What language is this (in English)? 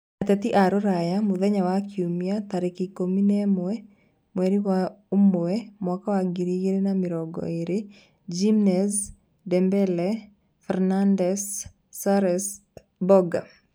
Kikuyu